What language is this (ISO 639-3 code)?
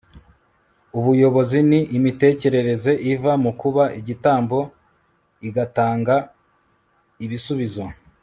kin